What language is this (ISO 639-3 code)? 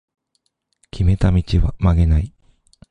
jpn